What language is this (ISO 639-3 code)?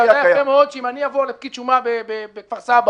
heb